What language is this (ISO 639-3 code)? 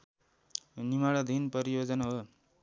nep